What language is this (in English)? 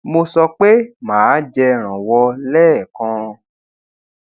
Yoruba